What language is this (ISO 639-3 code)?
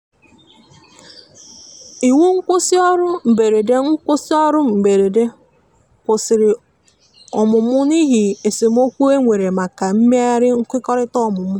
ibo